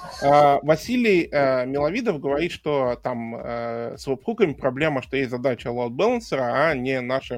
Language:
Russian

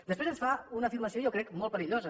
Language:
Catalan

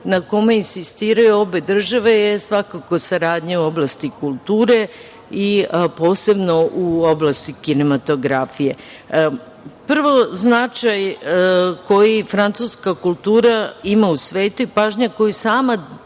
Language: Serbian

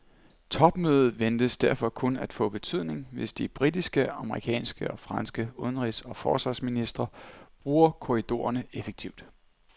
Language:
Danish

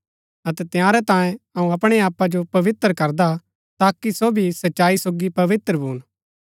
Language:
Gaddi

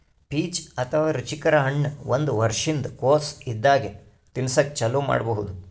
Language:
Kannada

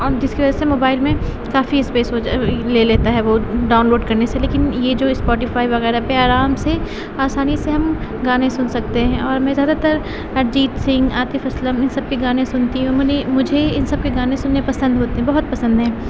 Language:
Urdu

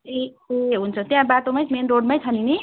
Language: Nepali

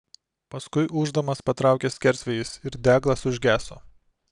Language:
Lithuanian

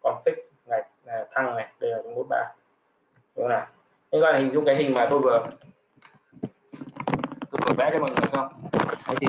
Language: Vietnamese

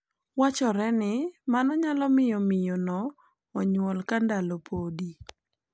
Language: Luo (Kenya and Tanzania)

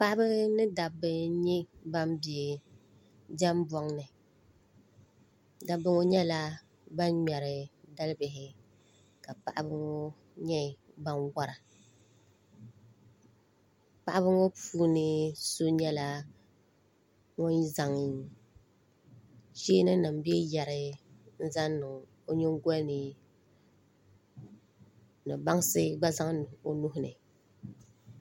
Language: Dagbani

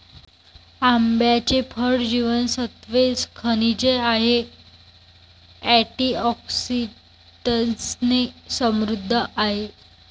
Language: Marathi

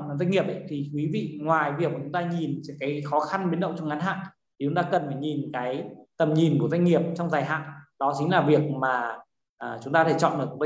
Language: Vietnamese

